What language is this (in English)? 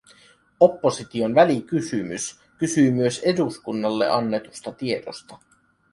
Finnish